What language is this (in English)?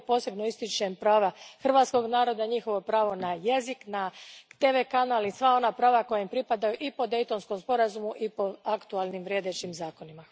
Croatian